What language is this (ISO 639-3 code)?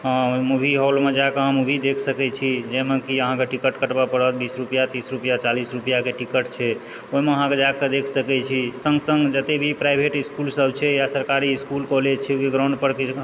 mai